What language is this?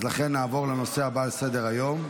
Hebrew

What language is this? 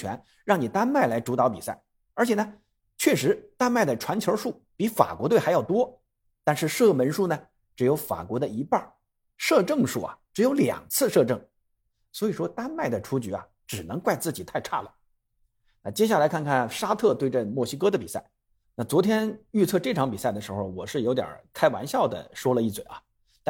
Chinese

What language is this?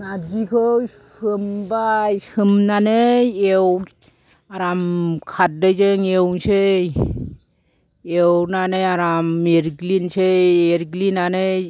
Bodo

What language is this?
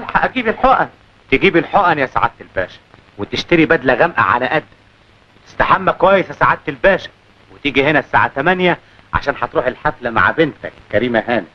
Arabic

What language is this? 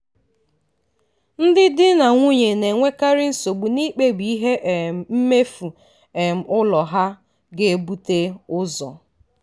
Igbo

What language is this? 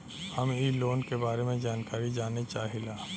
Bhojpuri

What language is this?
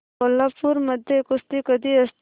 Marathi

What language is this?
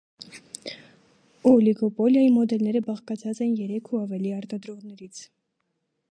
Armenian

